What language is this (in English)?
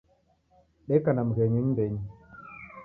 Taita